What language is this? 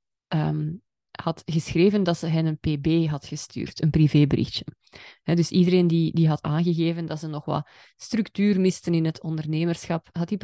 Dutch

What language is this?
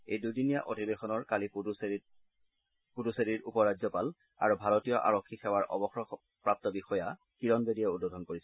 Assamese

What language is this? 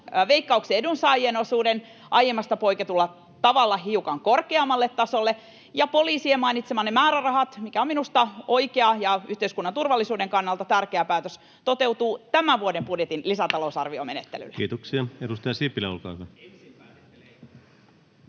Finnish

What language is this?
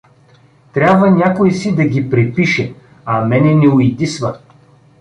Bulgarian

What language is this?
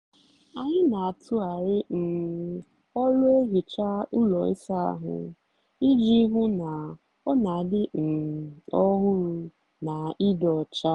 Igbo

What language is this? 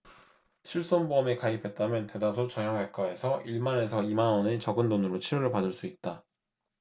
Korean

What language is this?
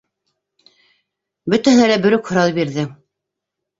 Bashkir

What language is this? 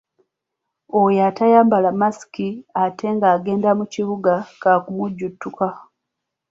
Ganda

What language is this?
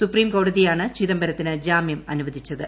Malayalam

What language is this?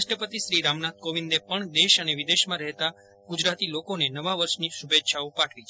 Gujarati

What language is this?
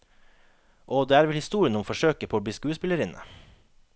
Norwegian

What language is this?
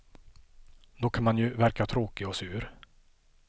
Swedish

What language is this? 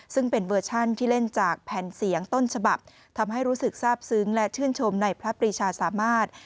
Thai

